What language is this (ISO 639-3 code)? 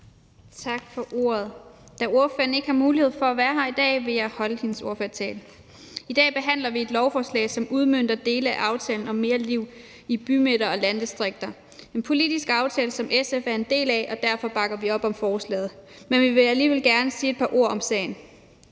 dan